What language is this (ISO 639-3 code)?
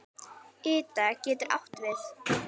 isl